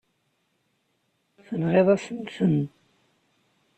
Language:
Kabyle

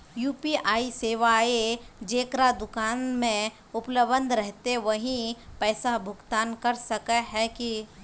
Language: Magahi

